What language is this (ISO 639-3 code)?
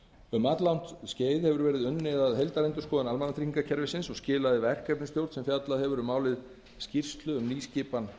isl